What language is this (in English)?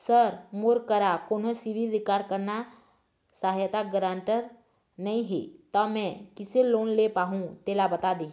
Chhattisgarhi